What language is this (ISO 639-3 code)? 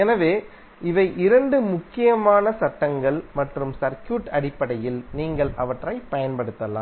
tam